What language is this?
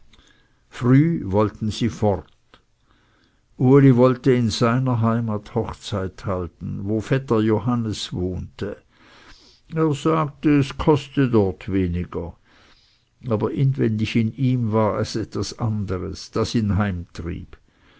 German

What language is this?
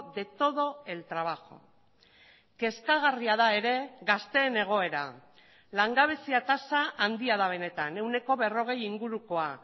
Basque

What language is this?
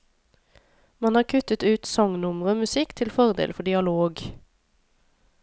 Norwegian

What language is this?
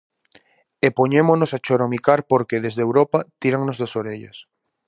Galician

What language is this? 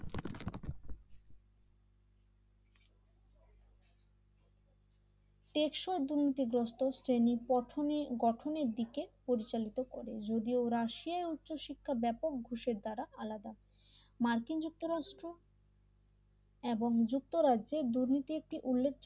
Bangla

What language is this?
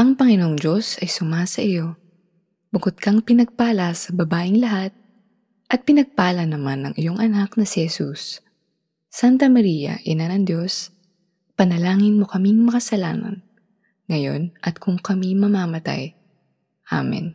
Filipino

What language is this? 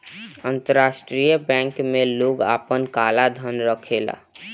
Bhojpuri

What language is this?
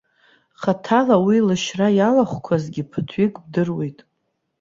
Abkhazian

